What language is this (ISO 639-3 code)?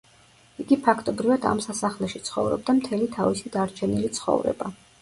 kat